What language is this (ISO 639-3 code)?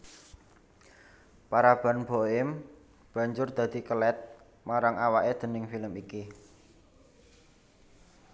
jav